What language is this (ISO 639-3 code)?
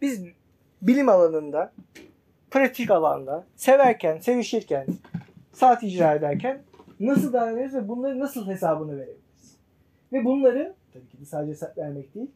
tur